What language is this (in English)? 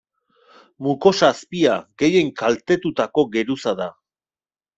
Basque